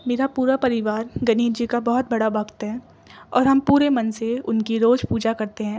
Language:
Urdu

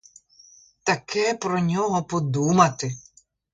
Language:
Ukrainian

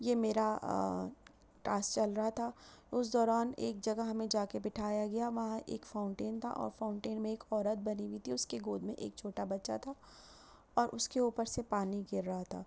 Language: Urdu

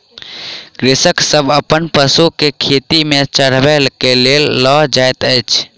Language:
Maithili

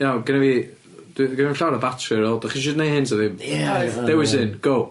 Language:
Welsh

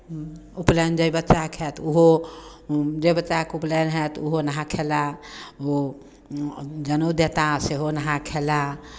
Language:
Maithili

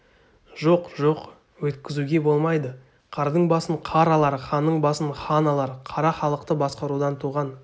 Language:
Kazakh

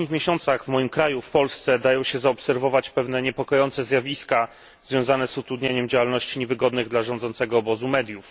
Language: Polish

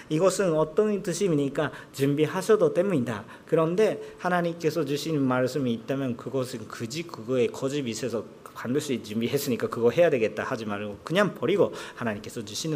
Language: Korean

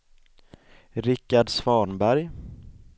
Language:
Swedish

